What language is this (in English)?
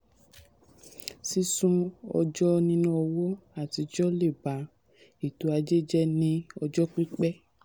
Yoruba